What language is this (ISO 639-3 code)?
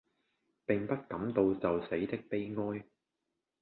yue